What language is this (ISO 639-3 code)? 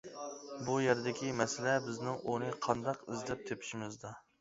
uig